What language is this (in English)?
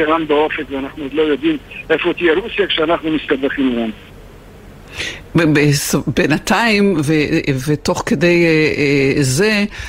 Hebrew